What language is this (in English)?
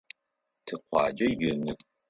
Adyghe